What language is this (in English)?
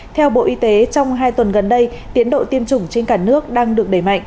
Vietnamese